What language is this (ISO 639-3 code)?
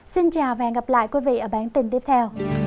vie